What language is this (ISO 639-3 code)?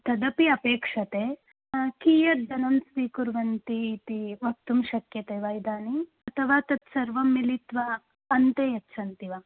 san